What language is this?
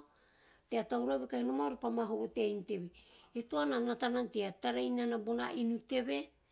Teop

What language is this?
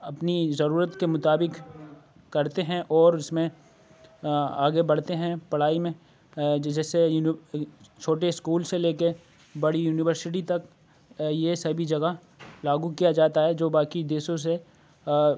Urdu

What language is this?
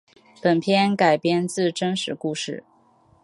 Chinese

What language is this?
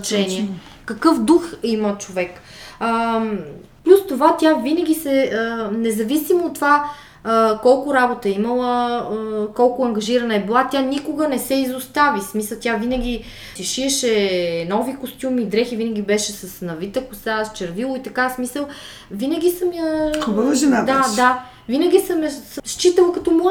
Bulgarian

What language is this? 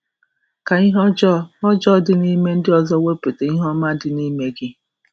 Igbo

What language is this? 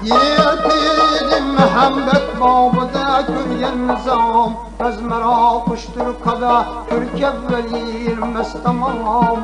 Uzbek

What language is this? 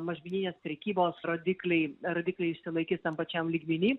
Lithuanian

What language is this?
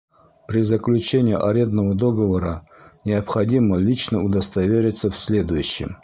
Bashkir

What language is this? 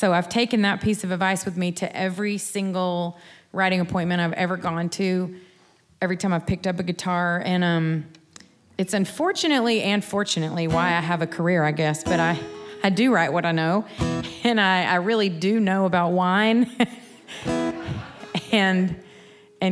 English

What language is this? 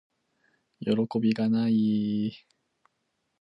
Japanese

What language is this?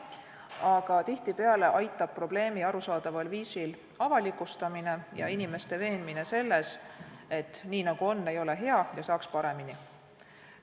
Estonian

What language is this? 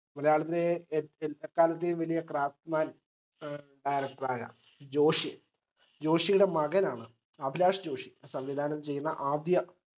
Malayalam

